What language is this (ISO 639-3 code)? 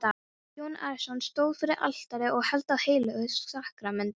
isl